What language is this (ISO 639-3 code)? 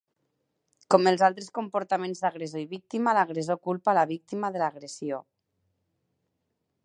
cat